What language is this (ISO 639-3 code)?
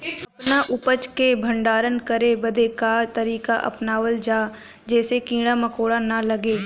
bho